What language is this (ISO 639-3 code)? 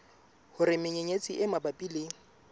sot